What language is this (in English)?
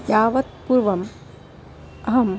Sanskrit